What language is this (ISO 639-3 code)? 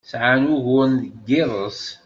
kab